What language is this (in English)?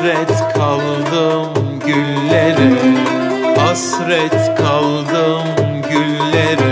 Turkish